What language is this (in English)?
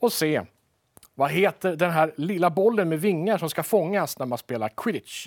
Swedish